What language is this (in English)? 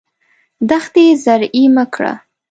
Pashto